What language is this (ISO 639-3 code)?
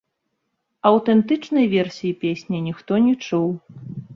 bel